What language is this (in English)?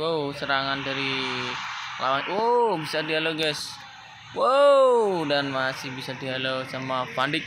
Indonesian